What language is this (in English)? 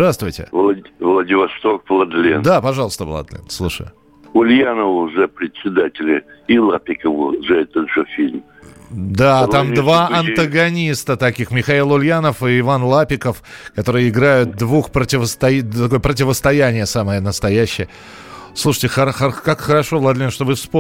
Russian